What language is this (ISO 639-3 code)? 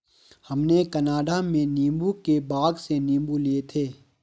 hin